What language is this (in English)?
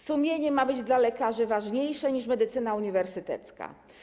Polish